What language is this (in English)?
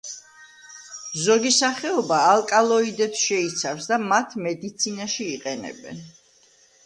Georgian